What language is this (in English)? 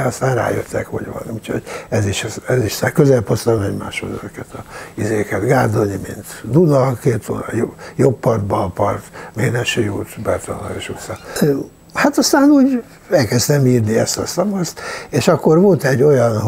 Hungarian